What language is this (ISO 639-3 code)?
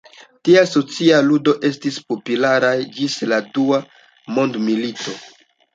epo